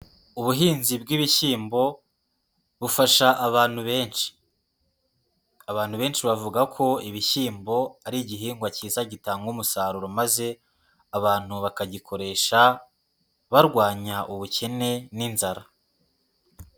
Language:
Kinyarwanda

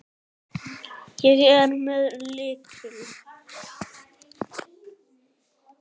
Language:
Icelandic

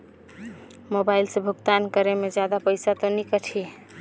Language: Chhattisgarhi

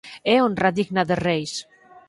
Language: Galician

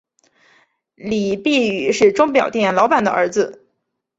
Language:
Chinese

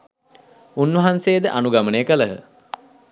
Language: Sinhala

